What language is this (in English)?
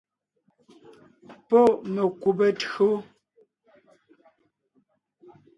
Ngiemboon